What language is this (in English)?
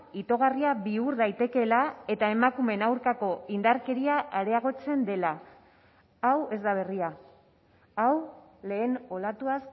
Basque